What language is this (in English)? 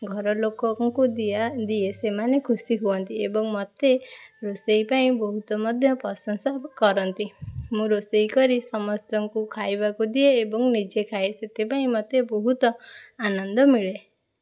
Odia